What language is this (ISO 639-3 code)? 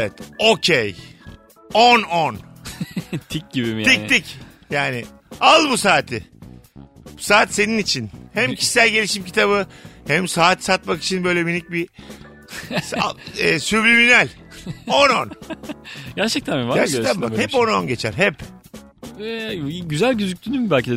tur